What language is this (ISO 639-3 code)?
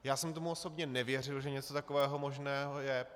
ces